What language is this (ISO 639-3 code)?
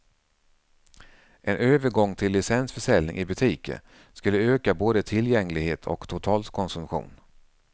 swe